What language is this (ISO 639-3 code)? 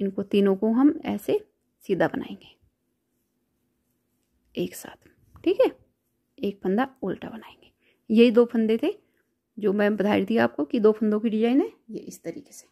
hin